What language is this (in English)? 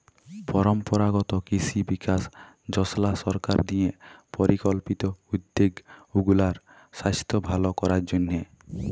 Bangla